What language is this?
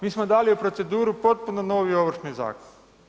Croatian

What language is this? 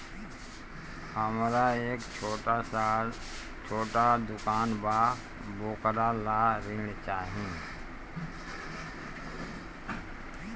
Bhojpuri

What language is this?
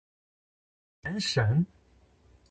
Chinese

